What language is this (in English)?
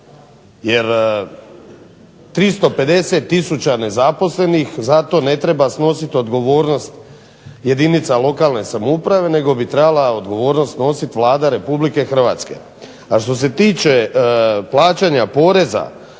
Croatian